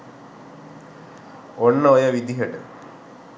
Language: Sinhala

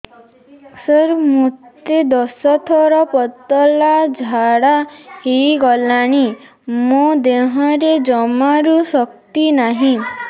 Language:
Odia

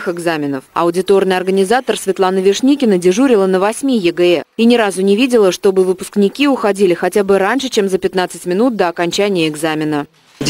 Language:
Russian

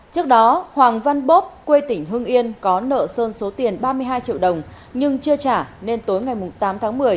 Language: Vietnamese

